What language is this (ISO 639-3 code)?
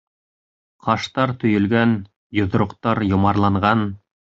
bak